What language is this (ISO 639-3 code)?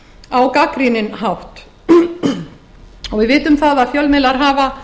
isl